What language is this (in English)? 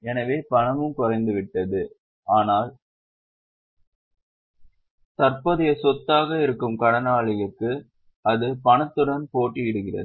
Tamil